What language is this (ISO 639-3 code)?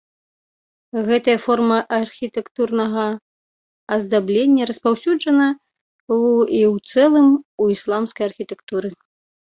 bel